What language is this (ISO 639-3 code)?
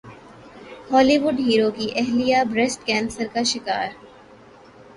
urd